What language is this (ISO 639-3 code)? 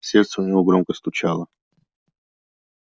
rus